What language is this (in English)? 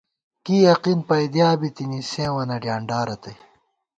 Gawar-Bati